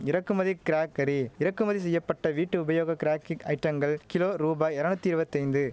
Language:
Tamil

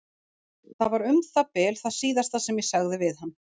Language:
Icelandic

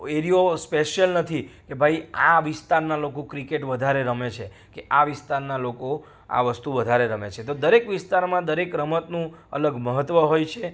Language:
Gujarati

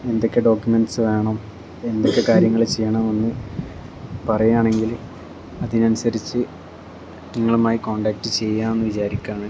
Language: Malayalam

